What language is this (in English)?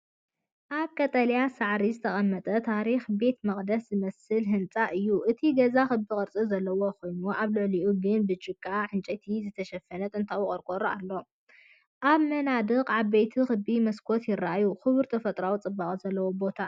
Tigrinya